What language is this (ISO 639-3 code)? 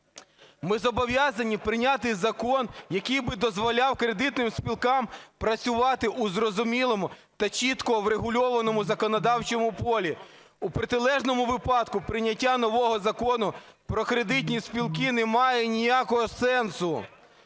ukr